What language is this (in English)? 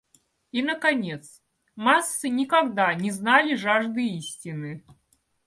Russian